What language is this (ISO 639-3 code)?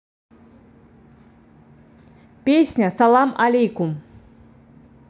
rus